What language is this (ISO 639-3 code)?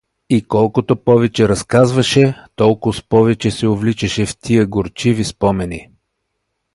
bul